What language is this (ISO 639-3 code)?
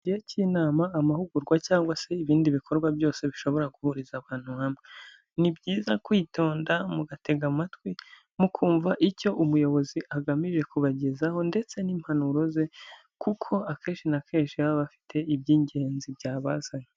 kin